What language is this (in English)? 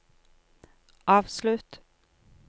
Norwegian